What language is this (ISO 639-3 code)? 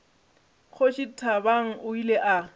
nso